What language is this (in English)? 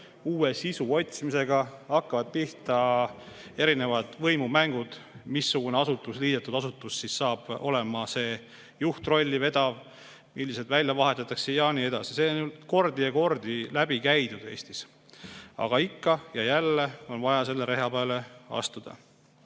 Estonian